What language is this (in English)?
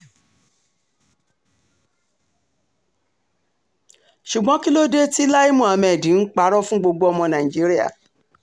Yoruba